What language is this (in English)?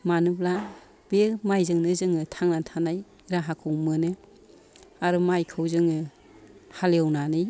Bodo